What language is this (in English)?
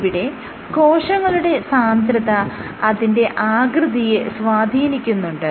Malayalam